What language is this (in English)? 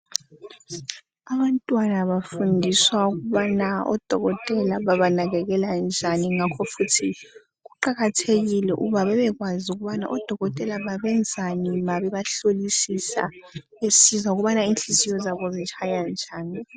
North Ndebele